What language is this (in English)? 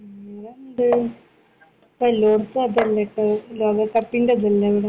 Malayalam